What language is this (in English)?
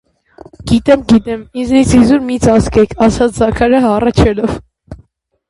Armenian